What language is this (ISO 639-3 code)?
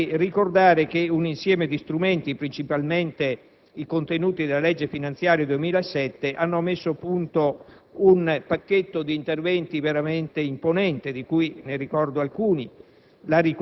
ita